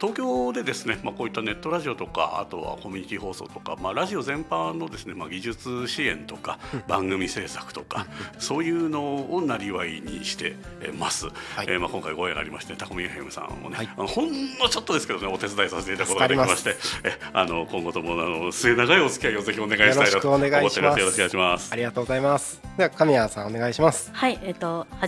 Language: Japanese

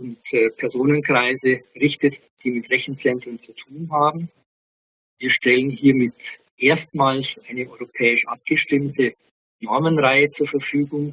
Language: German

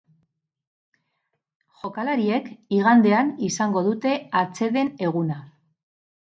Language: Basque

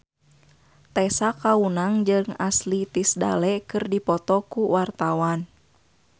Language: Sundanese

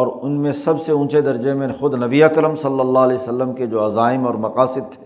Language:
Urdu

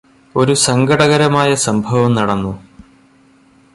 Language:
Malayalam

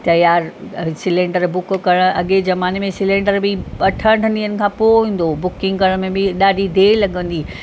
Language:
Sindhi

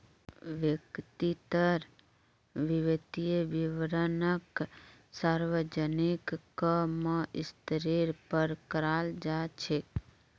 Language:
Magahi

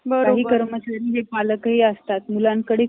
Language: Marathi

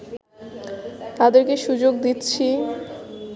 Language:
Bangla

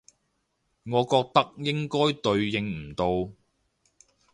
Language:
Cantonese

